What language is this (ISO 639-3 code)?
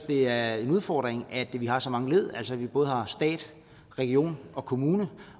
dan